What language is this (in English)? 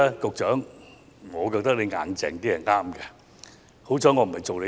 Cantonese